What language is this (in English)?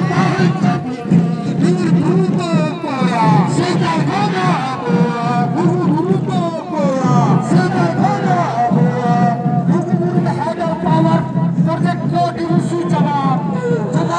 Arabic